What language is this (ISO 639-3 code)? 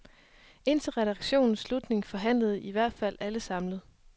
dan